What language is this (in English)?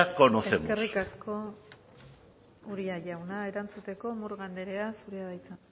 Basque